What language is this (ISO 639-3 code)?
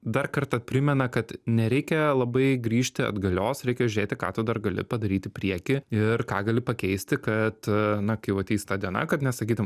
lit